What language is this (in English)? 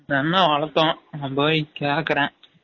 Tamil